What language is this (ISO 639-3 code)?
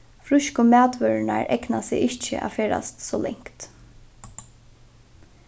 fao